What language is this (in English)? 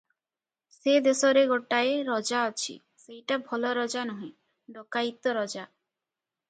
Odia